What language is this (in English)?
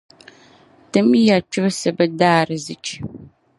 Dagbani